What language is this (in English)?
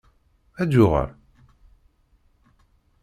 Kabyle